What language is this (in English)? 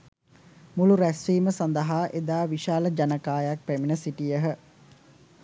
Sinhala